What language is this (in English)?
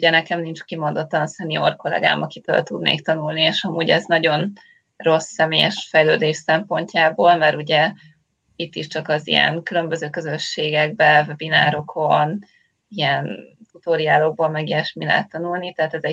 Hungarian